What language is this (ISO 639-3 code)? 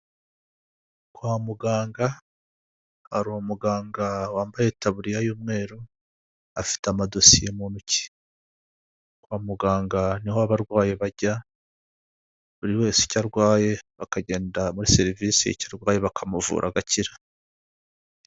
kin